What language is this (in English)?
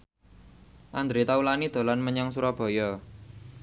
Javanese